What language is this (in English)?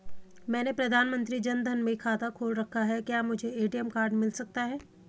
Hindi